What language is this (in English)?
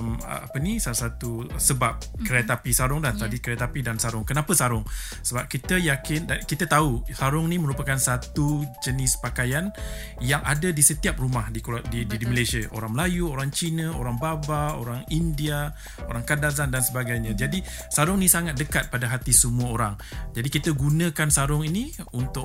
Malay